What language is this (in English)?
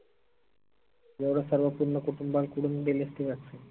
Marathi